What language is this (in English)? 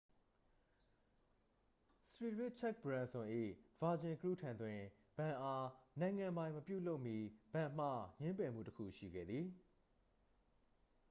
Burmese